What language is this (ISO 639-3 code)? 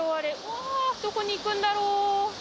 jpn